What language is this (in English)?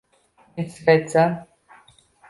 Uzbek